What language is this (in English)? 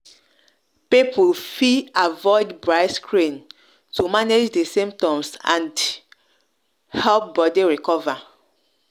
Nigerian Pidgin